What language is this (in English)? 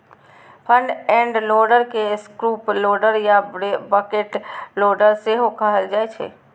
Maithili